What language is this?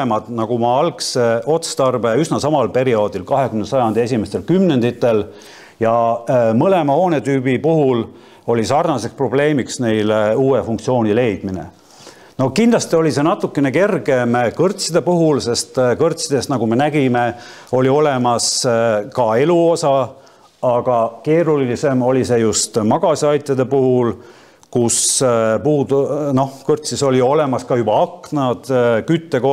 Finnish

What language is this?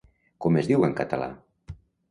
Catalan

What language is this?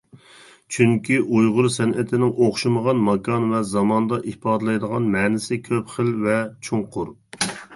Uyghur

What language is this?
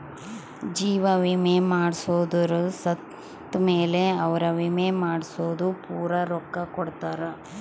Kannada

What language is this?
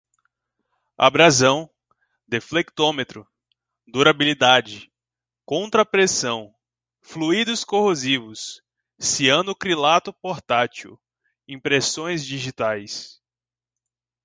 Portuguese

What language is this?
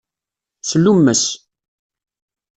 Kabyle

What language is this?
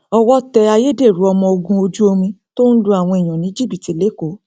Yoruba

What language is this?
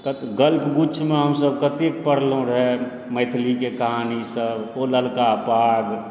Maithili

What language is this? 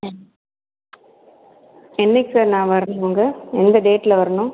Tamil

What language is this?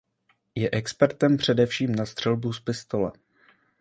Czech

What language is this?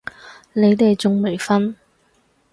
Cantonese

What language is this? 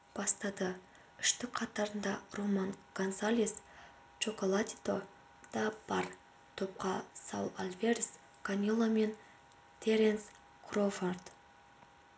Kazakh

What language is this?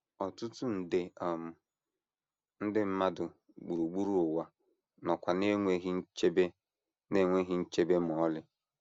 Igbo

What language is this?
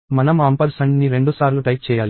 Telugu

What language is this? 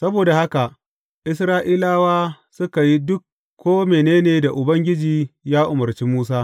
Hausa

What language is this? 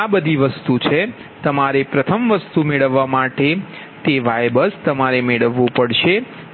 Gujarati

